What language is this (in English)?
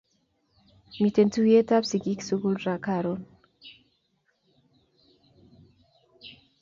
Kalenjin